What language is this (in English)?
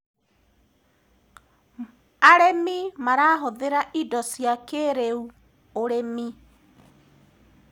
Kikuyu